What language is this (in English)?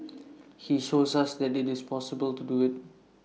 English